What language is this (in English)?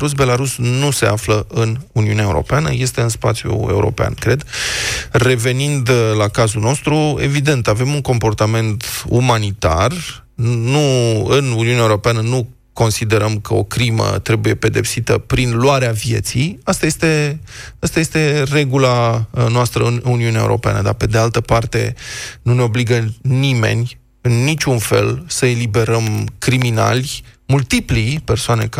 Romanian